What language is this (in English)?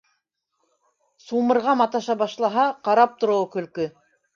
Bashkir